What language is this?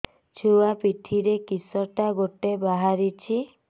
Odia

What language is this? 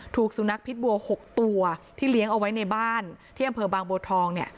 Thai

